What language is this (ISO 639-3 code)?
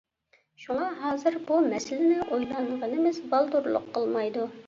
uig